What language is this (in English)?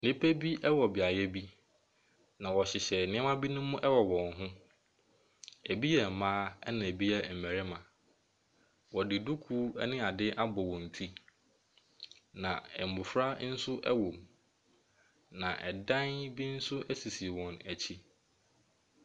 Akan